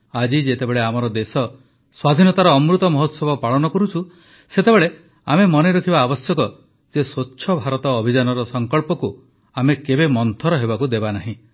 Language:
Odia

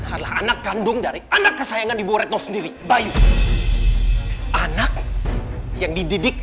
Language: Indonesian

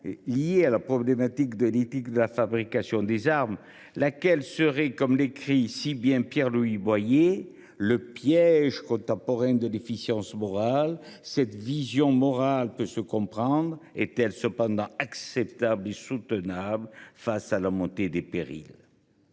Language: French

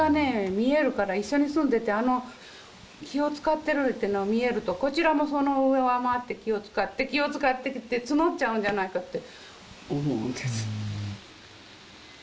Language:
Japanese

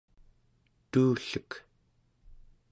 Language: Central Yupik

